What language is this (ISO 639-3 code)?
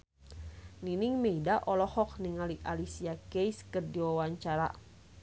sun